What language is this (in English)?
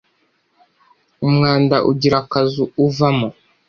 Kinyarwanda